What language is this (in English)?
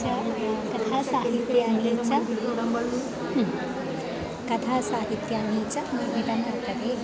Sanskrit